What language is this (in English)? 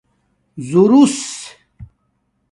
Domaaki